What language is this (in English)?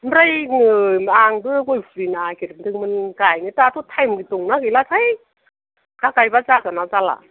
Bodo